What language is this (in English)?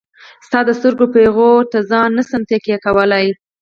Pashto